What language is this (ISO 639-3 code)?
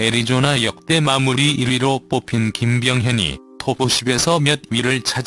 kor